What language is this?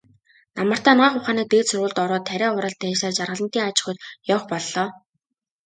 Mongolian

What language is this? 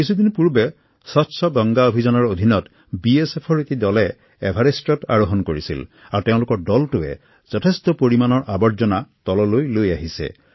Assamese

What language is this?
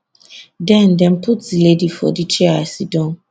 Nigerian Pidgin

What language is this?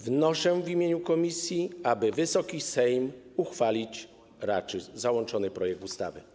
Polish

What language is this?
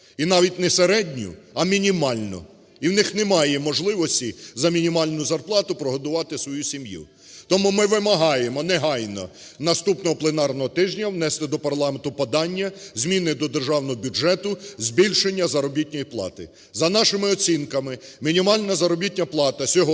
Ukrainian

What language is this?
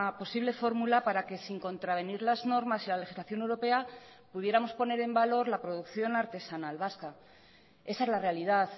Spanish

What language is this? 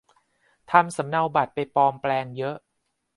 Thai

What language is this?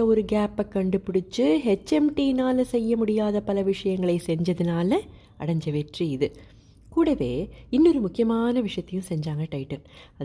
Tamil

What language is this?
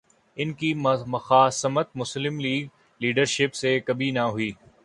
Urdu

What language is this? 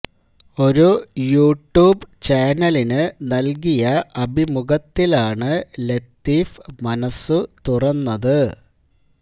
Malayalam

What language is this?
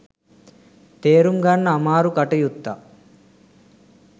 Sinhala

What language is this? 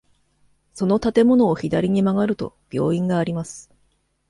Japanese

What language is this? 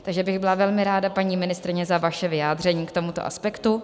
Czech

